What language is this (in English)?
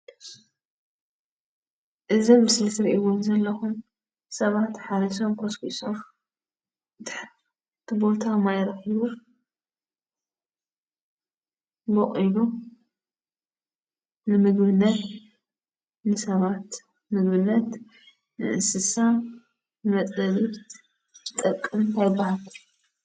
Tigrinya